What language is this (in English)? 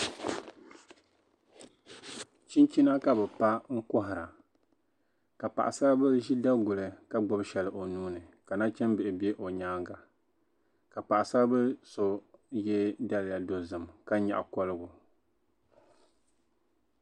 Dagbani